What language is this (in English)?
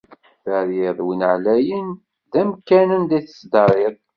Kabyle